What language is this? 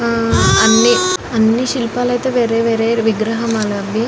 Telugu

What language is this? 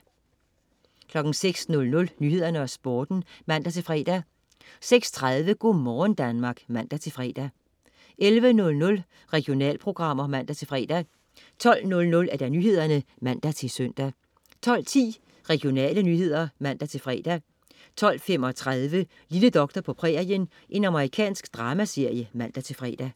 Danish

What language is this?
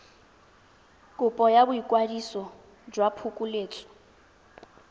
Tswana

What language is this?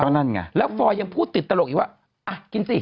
Thai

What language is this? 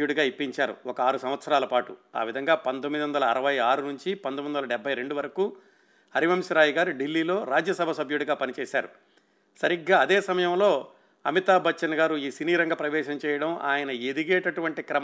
Telugu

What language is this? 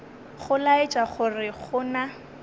Northern Sotho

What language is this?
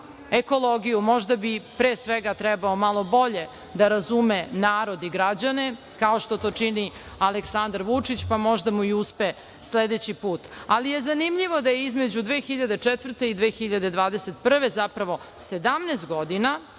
Serbian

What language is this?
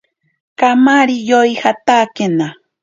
Ashéninka Perené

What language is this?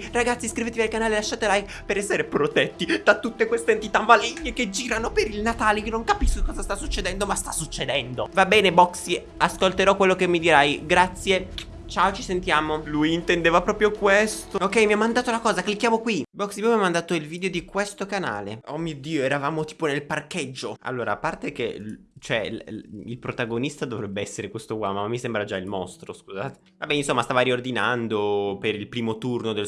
Italian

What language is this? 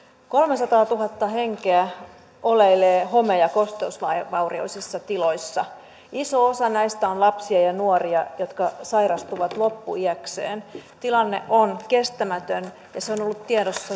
Finnish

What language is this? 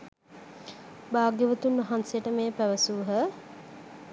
Sinhala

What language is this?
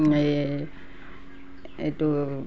Assamese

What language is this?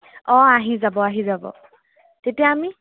Assamese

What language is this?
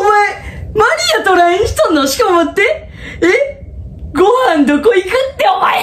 Japanese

